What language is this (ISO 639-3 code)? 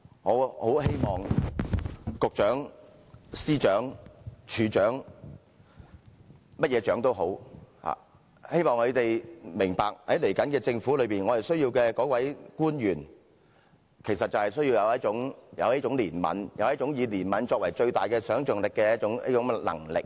yue